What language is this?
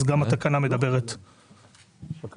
Hebrew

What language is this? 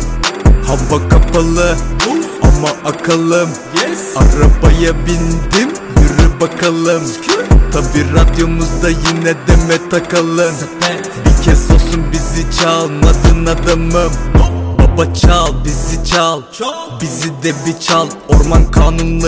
Turkish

